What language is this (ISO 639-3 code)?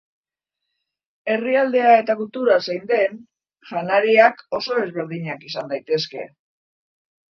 eus